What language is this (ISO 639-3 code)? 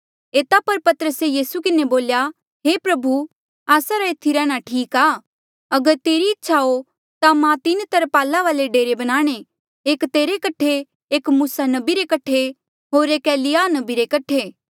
mjl